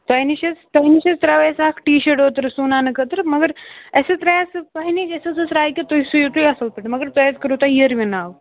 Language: Kashmiri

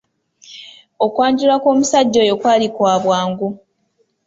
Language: Ganda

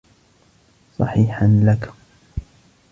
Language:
Arabic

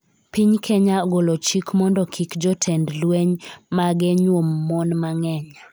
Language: Luo (Kenya and Tanzania)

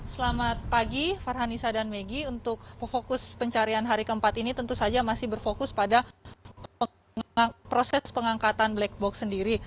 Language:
Indonesian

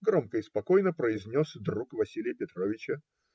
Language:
Russian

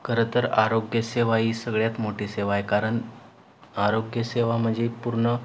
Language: Marathi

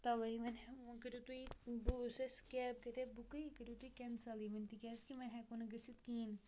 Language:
Kashmiri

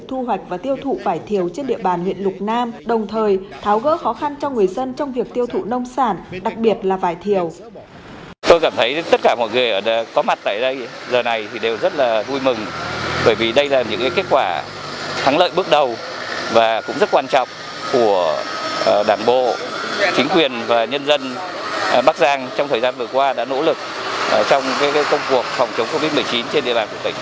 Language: Vietnamese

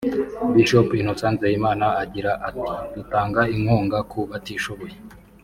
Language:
Kinyarwanda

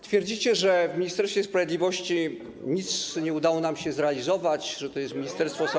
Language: Polish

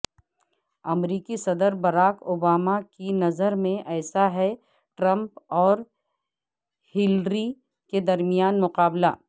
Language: Urdu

